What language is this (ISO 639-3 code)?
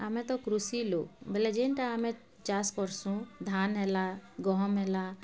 ori